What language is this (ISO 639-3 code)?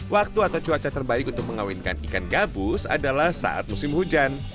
ind